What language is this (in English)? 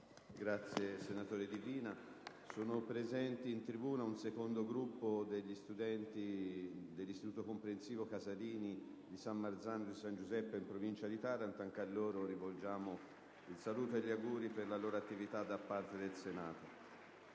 Italian